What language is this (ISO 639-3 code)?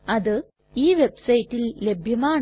mal